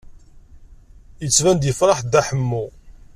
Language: Kabyle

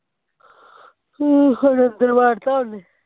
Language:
Punjabi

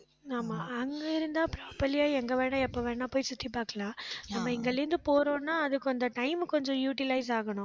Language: Tamil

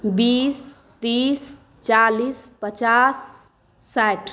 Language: Maithili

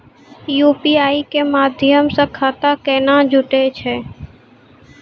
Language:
Maithili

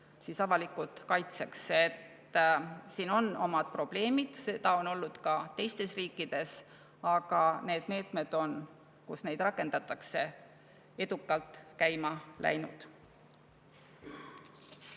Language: Estonian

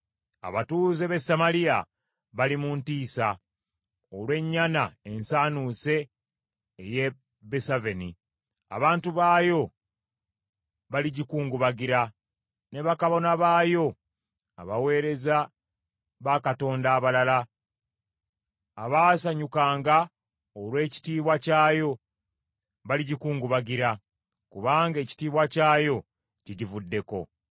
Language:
Ganda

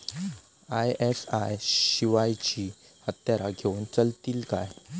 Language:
Marathi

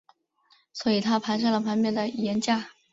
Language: Chinese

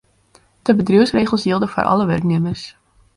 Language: Western Frisian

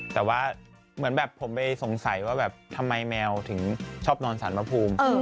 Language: Thai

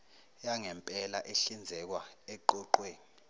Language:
Zulu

